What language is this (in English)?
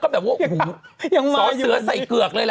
Thai